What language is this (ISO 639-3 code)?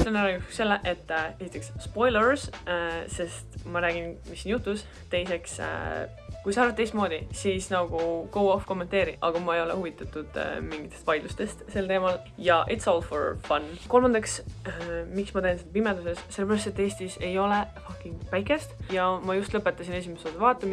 nld